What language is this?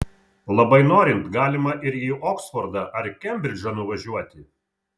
Lithuanian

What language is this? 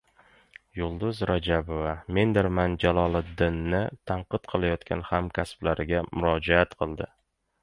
Uzbek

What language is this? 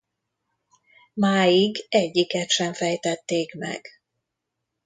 Hungarian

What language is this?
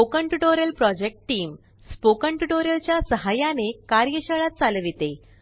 Marathi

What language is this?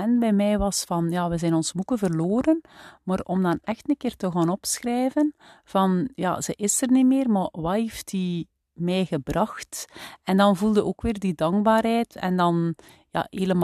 Dutch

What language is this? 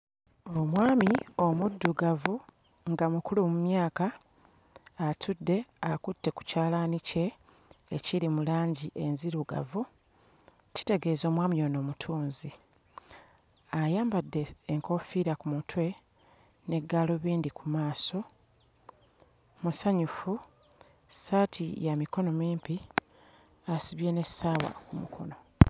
Ganda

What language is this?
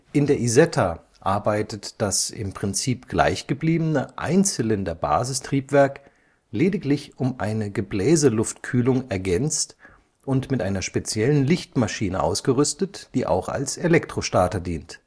German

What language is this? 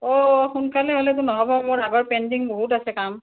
Assamese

